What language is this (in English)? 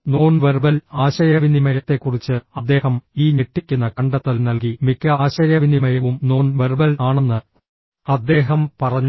Malayalam